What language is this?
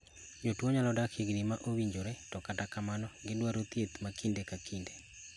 Luo (Kenya and Tanzania)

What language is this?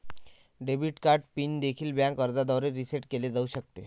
Marathi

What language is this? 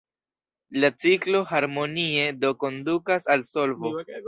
Esperanto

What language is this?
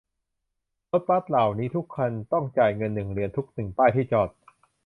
Thai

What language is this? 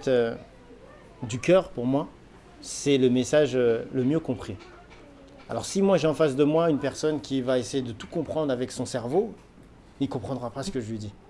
French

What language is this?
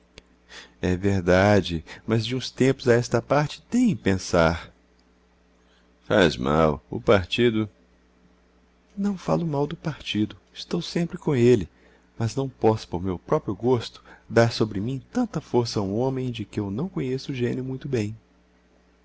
Portuguese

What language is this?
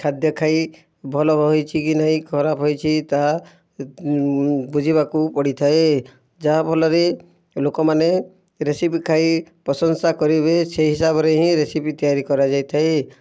Odia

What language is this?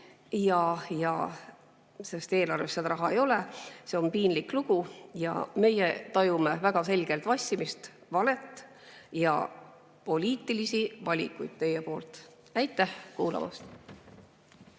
Estonian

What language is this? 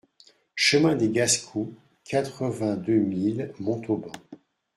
French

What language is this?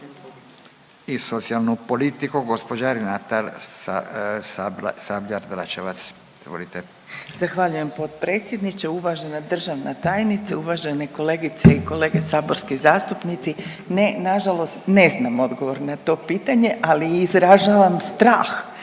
Croatian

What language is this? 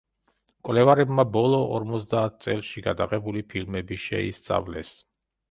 Georgian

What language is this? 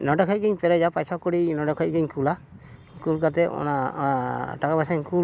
Santali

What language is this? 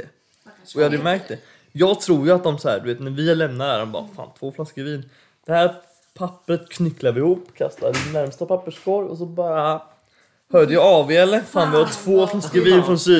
Swedish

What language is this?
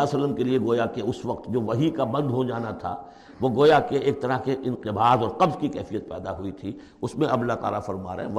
Urdu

